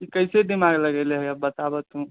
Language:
Maithili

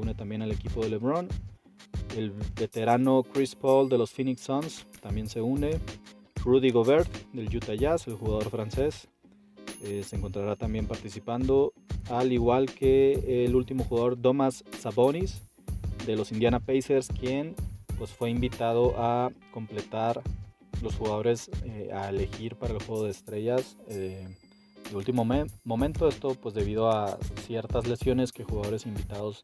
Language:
Spanish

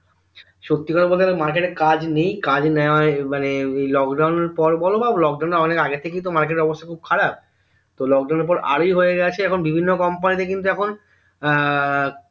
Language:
Bangla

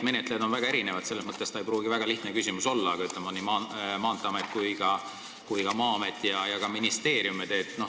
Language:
Estonian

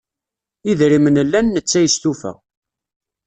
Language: Kabyle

